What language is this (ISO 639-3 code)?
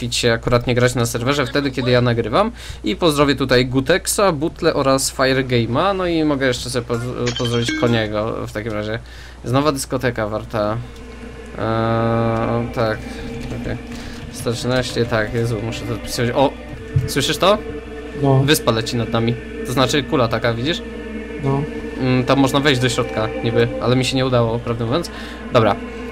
pol